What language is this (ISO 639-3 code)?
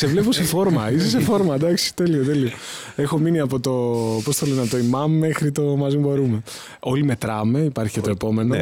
ell